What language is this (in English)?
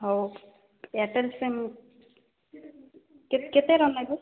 Odia